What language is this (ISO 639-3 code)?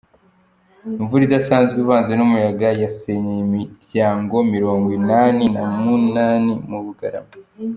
kin